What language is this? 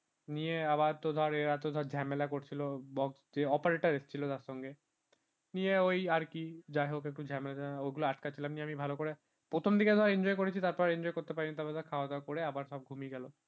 Bangla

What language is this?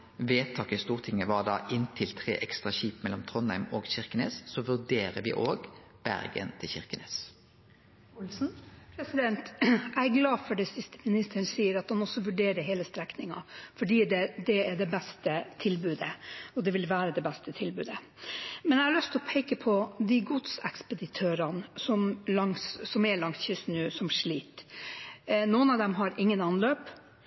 Norwegian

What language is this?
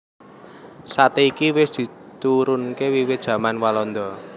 Javanese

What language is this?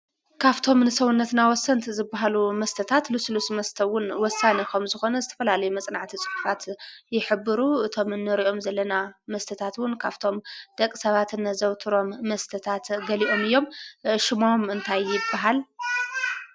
Tigrinya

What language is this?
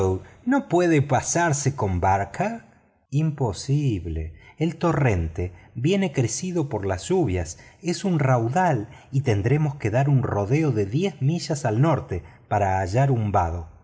Spanish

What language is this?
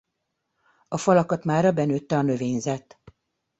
Hungarian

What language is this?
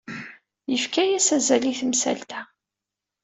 Kabyle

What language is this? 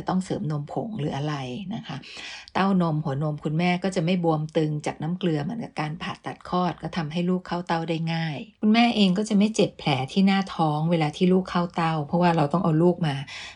Thai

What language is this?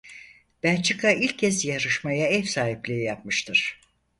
Turkish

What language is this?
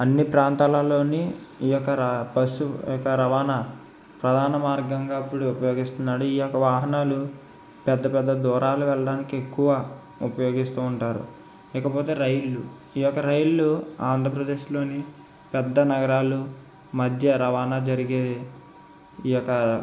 Telugu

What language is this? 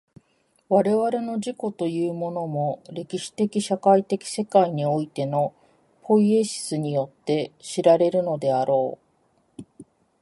Japanese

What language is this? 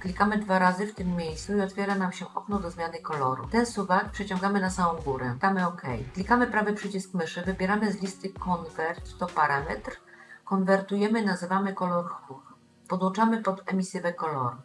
Polish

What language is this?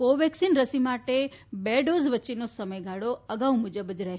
Gujarati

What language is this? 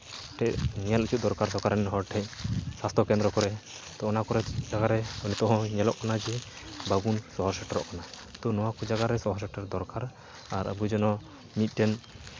Santali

